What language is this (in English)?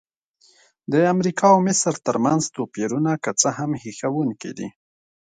Pashto